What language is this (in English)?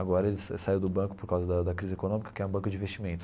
Portuguese